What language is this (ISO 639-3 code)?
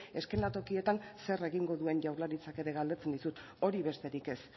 eus